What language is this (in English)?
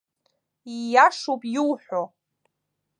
Abkhazian